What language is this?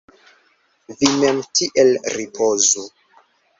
Esperanto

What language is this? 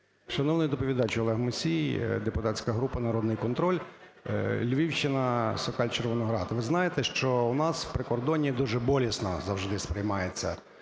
Ukrainian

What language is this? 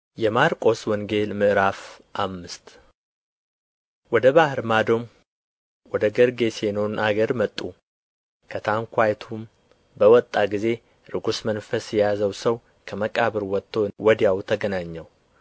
Amharic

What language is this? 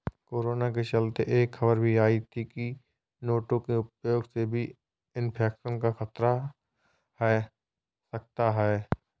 Hindi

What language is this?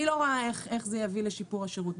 Hebrew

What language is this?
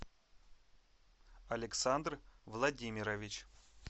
Russian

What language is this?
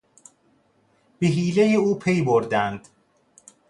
Persian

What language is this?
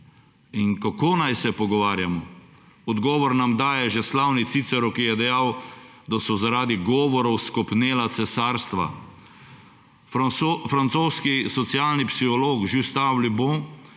Slovenian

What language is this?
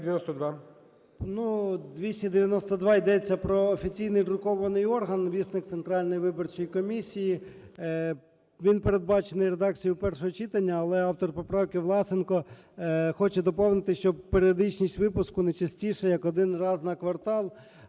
Ukrainian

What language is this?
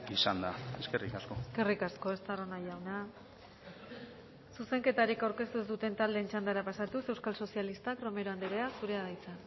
Basque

